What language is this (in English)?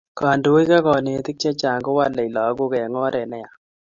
Kalenjin